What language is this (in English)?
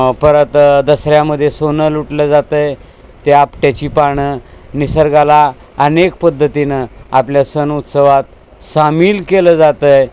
Marathi